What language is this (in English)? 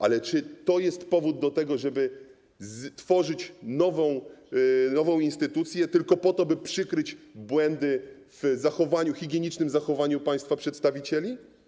Polish